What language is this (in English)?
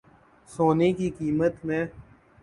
Urdu